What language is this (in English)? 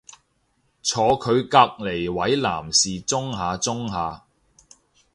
Cantonese